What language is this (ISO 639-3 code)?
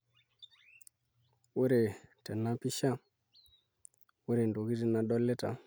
mas